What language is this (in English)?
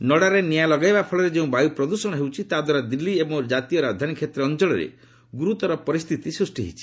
Odia